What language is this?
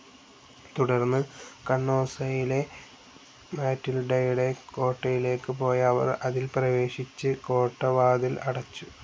Malayalam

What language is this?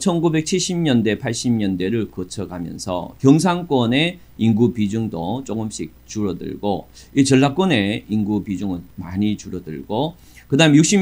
Korean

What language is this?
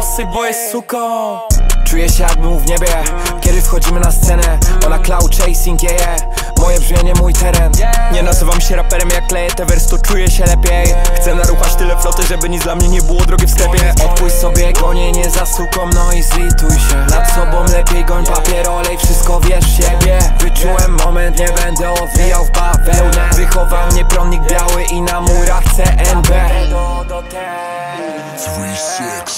Polish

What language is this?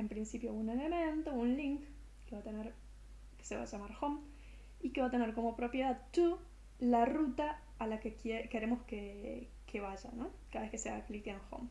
Spanish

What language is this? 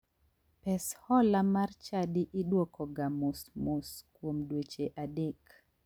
Luo (Kenya and Tanzania)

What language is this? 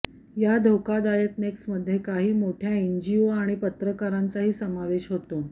Marathi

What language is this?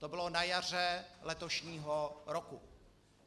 Czech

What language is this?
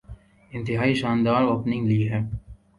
Urdu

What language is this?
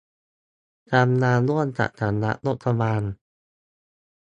Thai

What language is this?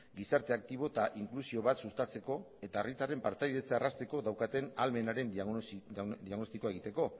Basque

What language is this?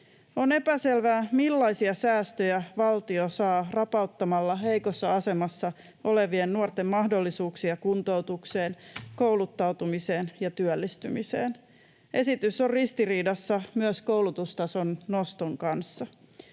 Finnish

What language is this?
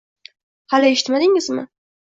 Uzbek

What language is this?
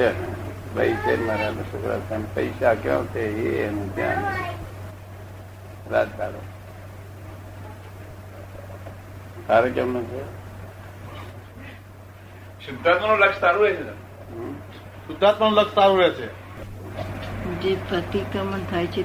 Gujarati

